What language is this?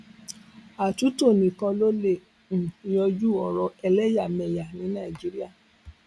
Yoruba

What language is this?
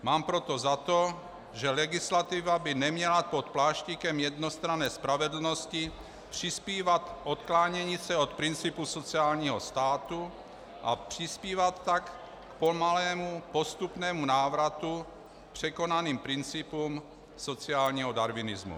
Czech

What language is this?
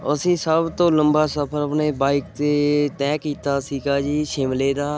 Punjabi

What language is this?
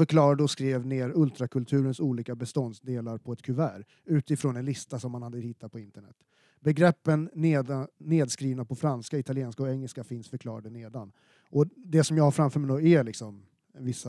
Swedish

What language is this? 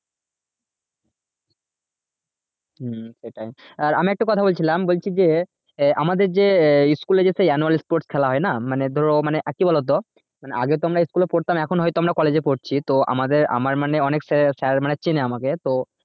Bangla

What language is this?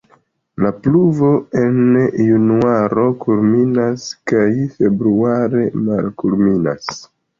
Esperanto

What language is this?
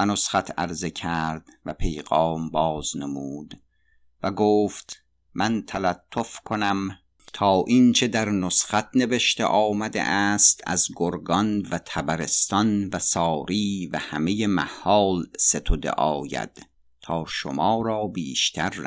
Persian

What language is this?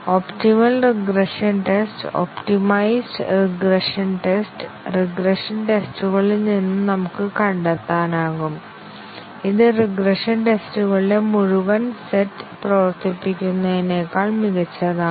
Malayalam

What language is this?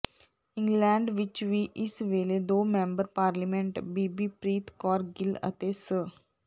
Punjabi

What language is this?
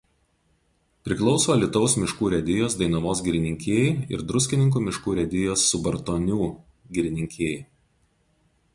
Lithuanian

